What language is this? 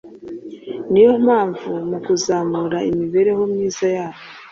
Kinyarwanda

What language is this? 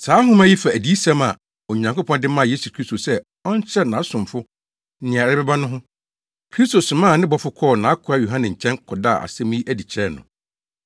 Akan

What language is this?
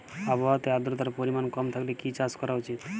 Bangla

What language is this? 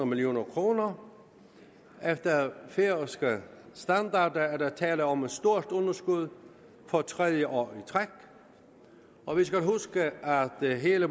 Danish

